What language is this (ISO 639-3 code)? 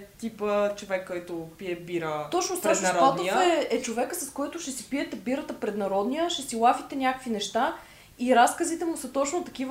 bul